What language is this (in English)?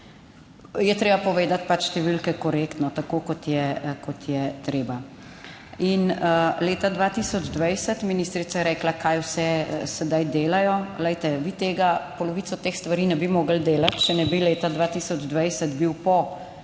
Slovenian